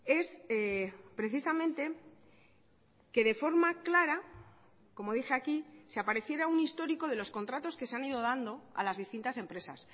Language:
Spanish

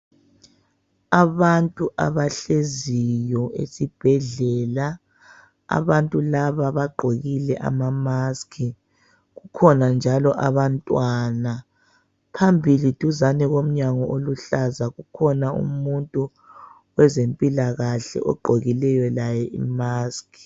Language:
North Ndebele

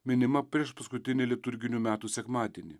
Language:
Lithuanian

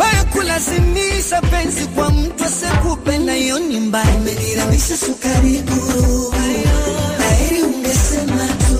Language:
Swahili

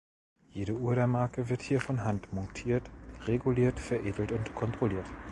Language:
German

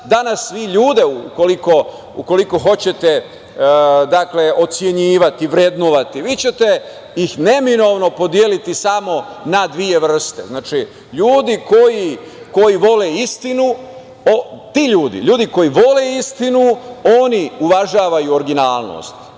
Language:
Serbian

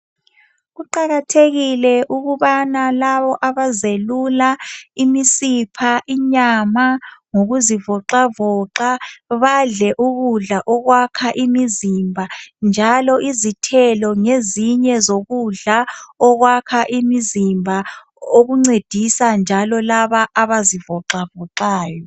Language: North Ndebele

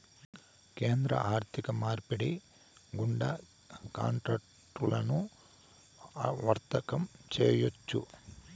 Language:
Telugu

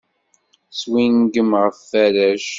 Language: Kabyle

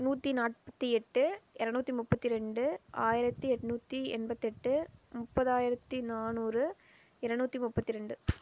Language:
Tamil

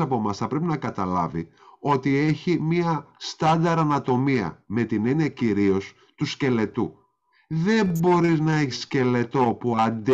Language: Greek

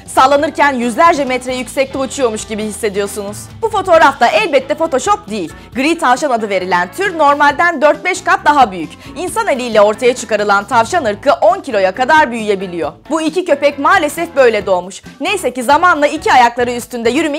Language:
Turkish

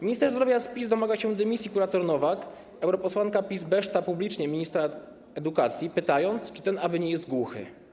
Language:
Polish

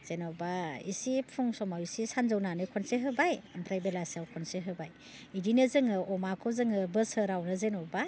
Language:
Bodo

